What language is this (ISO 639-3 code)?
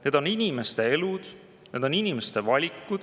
est